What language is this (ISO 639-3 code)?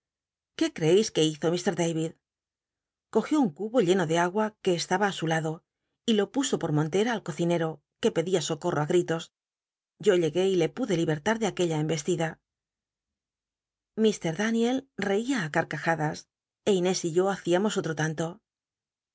spa